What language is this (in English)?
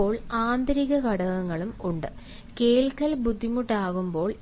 Malayalam